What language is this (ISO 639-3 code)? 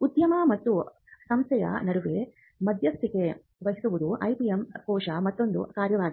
kan